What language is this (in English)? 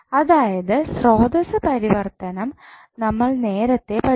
Malayalam